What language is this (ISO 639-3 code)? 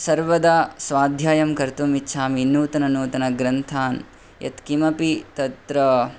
san